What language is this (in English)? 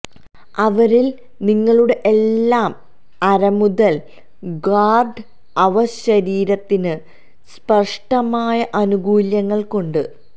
Malayalam